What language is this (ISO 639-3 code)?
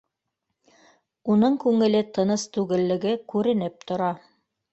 bak